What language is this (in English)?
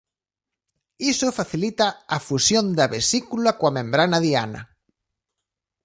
Galician